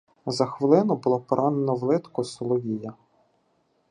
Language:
Ukrainian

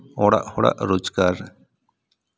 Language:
Santali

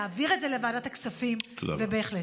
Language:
Hebrew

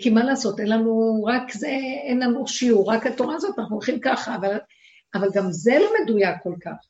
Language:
Hebrew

